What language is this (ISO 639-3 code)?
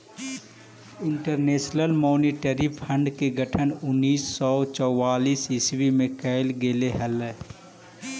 mag